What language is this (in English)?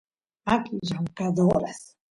Santiago del Estero Quichua